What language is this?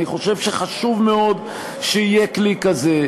Hebrew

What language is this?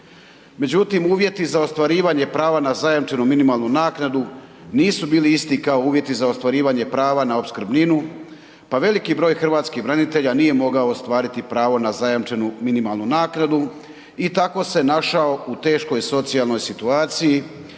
Croatian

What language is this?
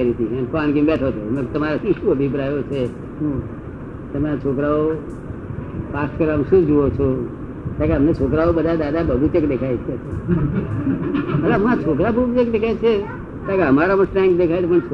Gujarati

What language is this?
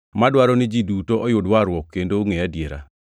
Luo (Kenya and Tanzania)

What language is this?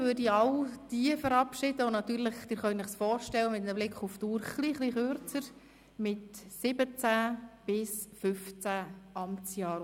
Swiss German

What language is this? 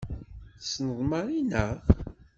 Kabyle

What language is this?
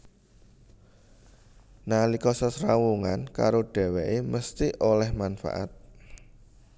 Javanese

